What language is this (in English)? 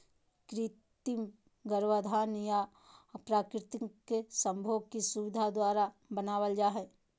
Magahi